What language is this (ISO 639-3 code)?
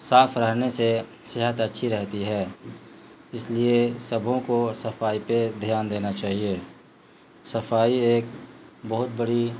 urd